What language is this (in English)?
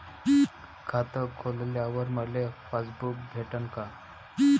Marathi